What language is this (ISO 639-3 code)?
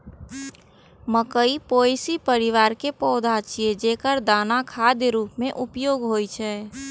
mai